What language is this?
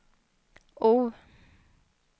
Swedish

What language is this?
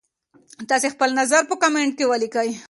Pashto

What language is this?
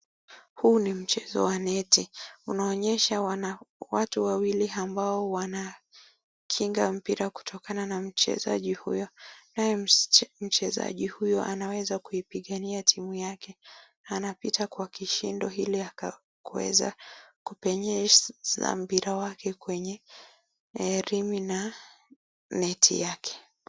Swahili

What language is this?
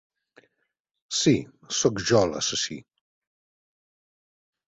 Catalan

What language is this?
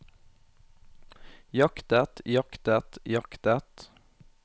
Norwegian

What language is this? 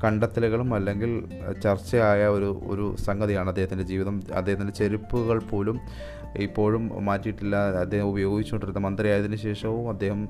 Malayalam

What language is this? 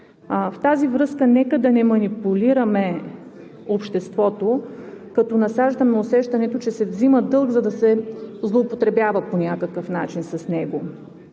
Bulgarian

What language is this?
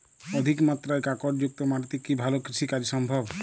Bangla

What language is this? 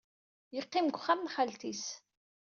Kabyle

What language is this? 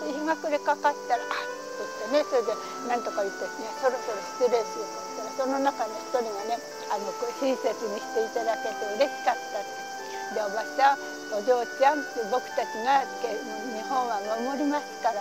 Japanese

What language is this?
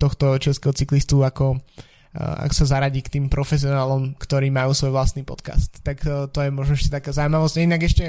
Slovak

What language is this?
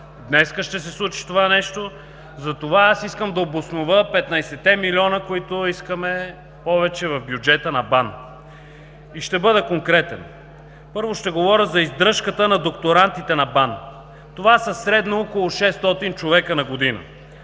Bulgarian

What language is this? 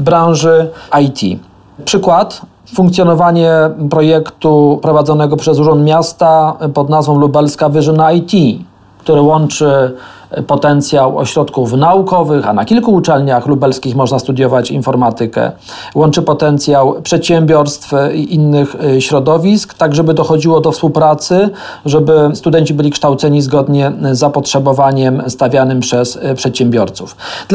Polish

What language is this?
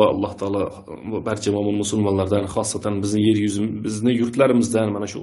Turkish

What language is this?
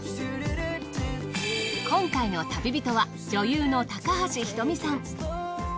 Japanese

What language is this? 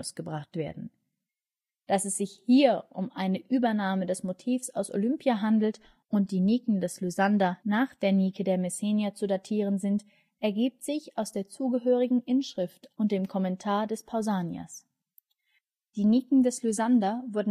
German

